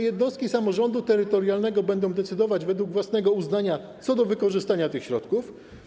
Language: Polish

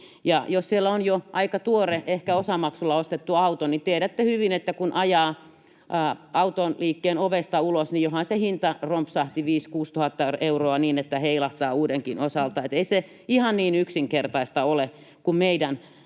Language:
Finnish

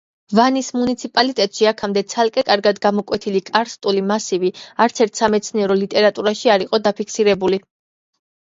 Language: Georgian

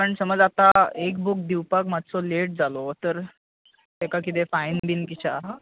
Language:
Konkani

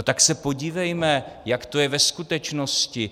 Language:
Czech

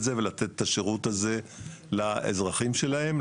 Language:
Hebrew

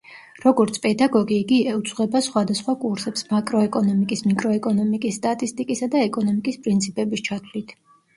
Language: Georgian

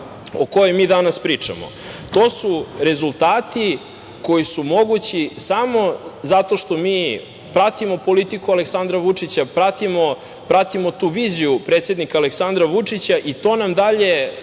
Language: Serbian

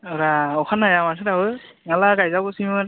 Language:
Bodo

